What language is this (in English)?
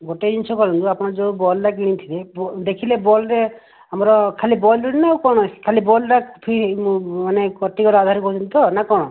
Odia